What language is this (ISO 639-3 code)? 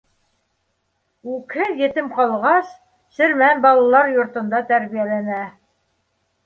bak